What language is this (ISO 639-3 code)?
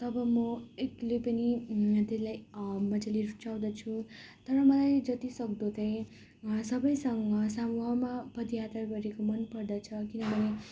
nep